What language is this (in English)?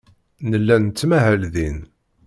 Kabyle